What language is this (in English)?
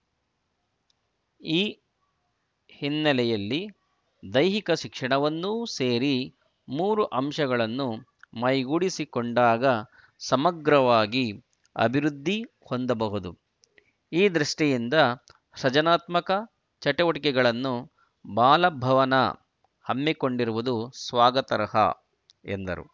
Kannada